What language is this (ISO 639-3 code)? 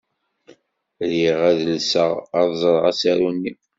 kab